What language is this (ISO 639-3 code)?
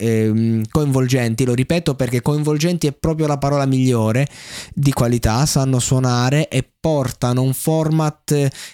ita